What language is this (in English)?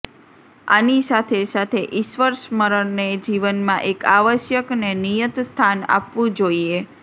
Gujarati